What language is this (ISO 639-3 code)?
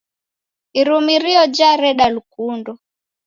dav